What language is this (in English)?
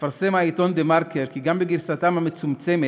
Hebrew